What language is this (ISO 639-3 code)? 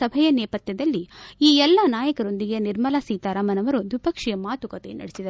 kan